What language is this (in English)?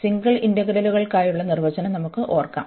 Malayalam